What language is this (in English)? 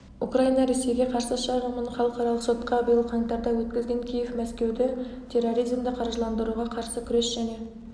Kazakh